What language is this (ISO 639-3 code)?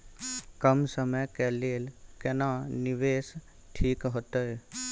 mai